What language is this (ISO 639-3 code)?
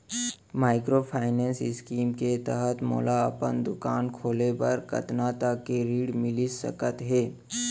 hne